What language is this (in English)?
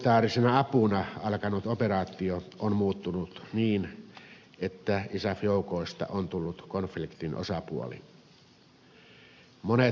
Finnish